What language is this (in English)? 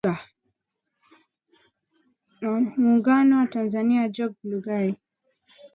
Swahili